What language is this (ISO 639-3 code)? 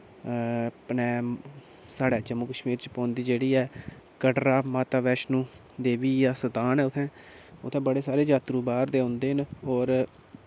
doi